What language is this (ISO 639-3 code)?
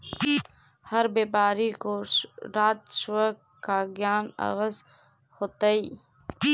mag